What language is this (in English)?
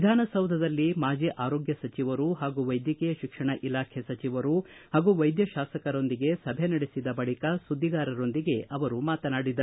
Kannada